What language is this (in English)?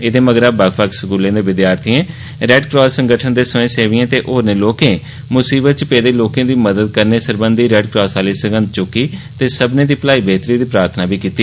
Dogri